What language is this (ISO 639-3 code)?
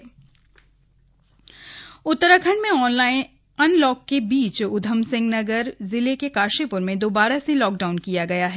hin